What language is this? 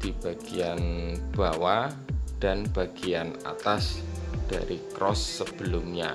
Indonesian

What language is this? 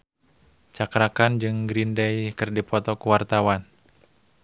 Sundanese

